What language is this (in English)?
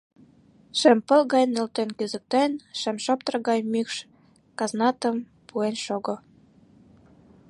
Mari